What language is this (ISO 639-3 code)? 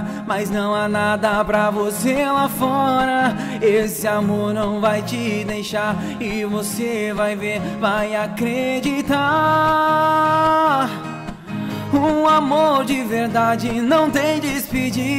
por